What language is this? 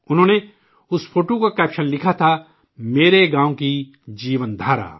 Urdu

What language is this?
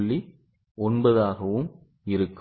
Tamil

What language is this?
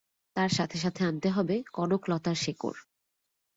Bangla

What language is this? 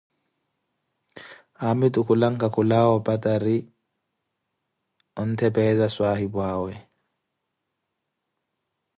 Koti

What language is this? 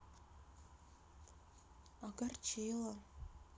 Russian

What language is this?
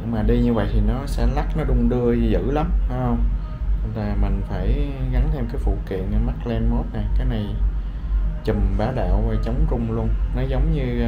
Vietnamese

